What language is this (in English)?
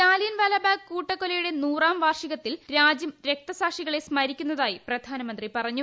Malayalam